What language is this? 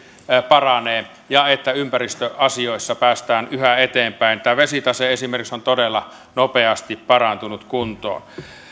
Finnish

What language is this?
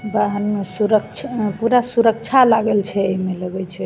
Maithili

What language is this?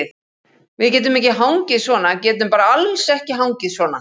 Icelandic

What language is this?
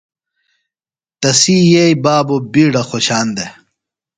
Phalura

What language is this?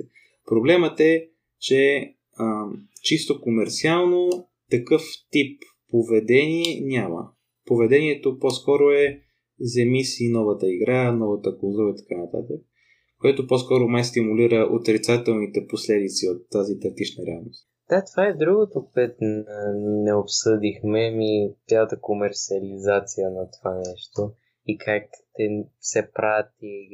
Bulgarian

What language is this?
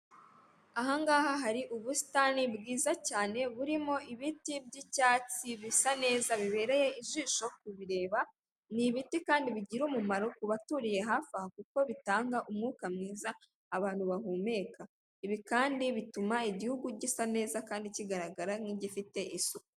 Kinyarwanda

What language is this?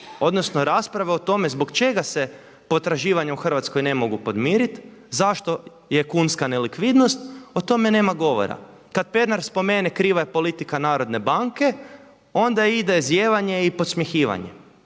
Croatian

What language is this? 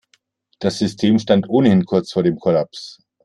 German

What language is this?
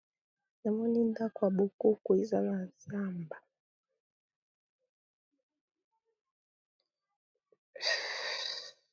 Lingala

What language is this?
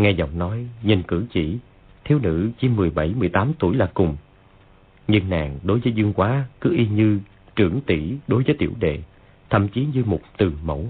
Vietnamese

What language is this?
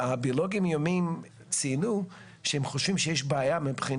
Hebrew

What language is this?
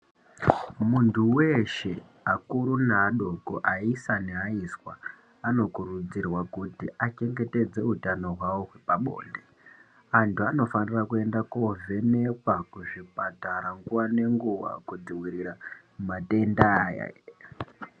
Ndau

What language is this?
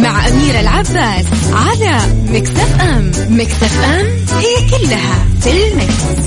Arabic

